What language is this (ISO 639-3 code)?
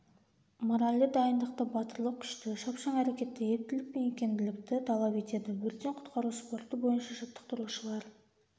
kaz